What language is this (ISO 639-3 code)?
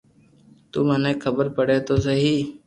lrk